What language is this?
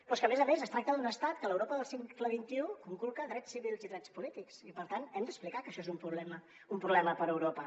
Catalan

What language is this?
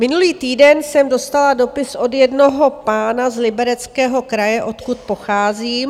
Czech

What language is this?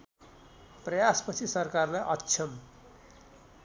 Nepali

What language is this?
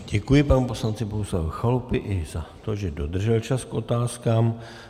Czech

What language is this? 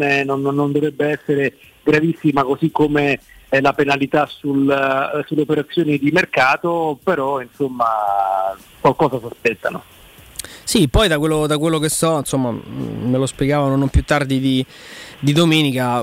Italian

